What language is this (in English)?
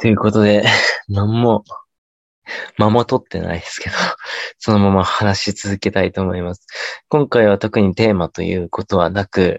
Japanese